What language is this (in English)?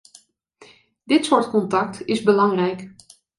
Dutch